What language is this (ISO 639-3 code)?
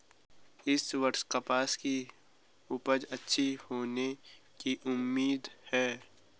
hin